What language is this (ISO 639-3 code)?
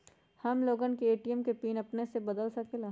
mag